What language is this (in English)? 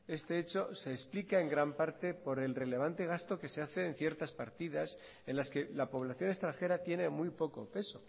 Spanish